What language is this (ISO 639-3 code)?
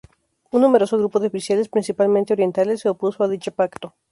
spa